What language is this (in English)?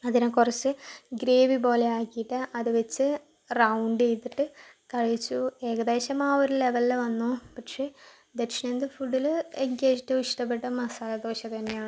Malayalam